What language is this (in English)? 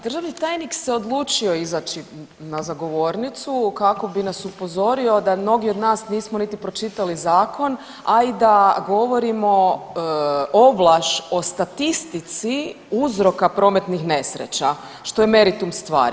Croatian